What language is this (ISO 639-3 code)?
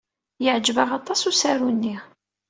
kab